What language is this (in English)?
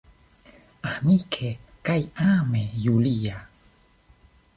Esperanto